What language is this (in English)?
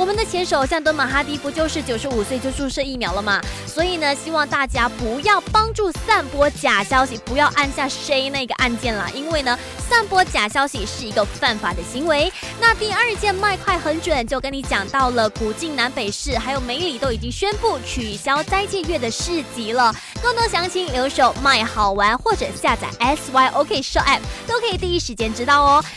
Chinese